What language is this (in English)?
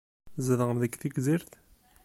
Kabyle